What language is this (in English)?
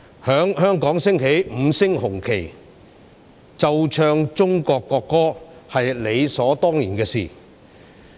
Cantonese